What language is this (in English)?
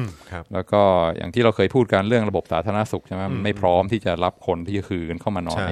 Thai